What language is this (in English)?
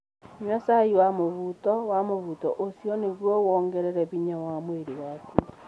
Kikuyu